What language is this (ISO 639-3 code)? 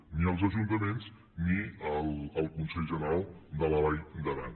cat